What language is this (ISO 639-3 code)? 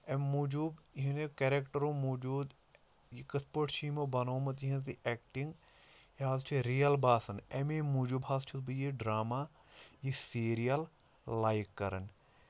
kas